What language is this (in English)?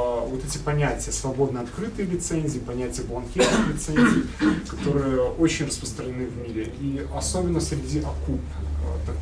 Russian